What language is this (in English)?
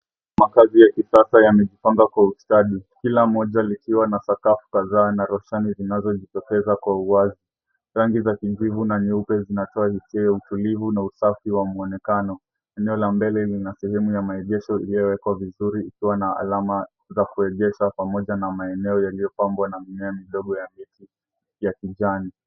Swahili